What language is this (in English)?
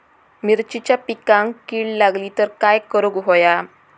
Marathi